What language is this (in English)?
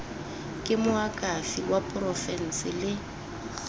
Tswana